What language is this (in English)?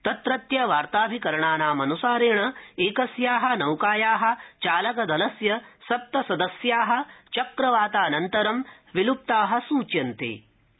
Sanskrit